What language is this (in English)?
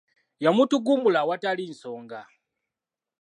Ganda